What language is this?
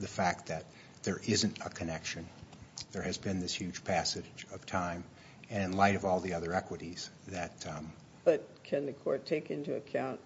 English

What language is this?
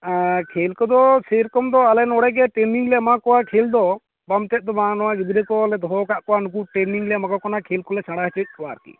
Santali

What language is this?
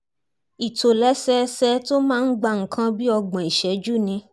Yoruba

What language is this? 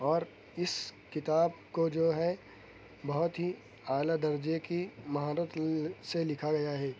Urdu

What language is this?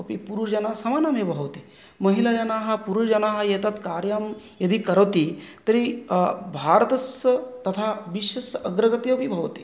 Sanskrit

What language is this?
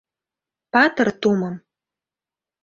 Mari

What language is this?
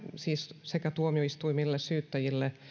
Finnish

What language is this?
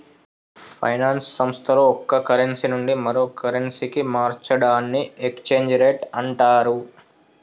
Telugu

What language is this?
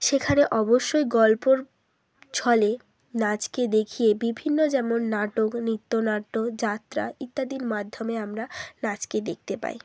Bangla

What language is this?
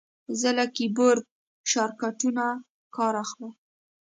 Pashto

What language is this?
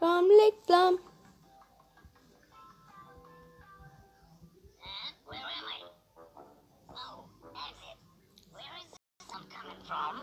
Turkish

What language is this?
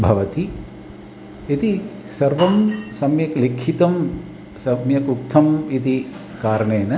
Sanskrit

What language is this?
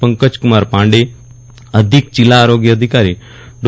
Gujarati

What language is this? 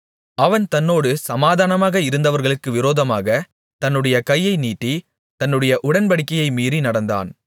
Tamil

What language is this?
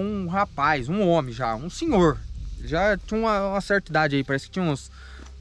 Portuguese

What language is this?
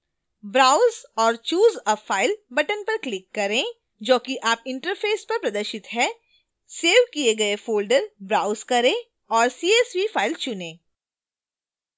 Hindi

